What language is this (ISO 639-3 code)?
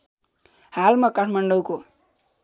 nep